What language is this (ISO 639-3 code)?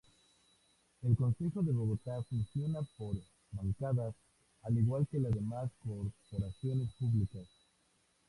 spa